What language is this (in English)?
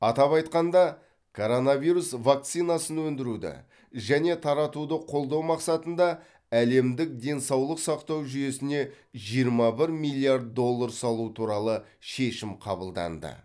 Kazakh